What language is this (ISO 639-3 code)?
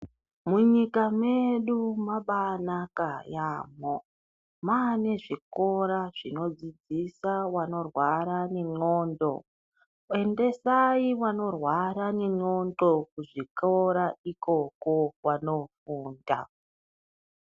ndc